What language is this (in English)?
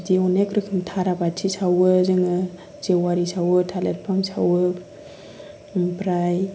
Bodo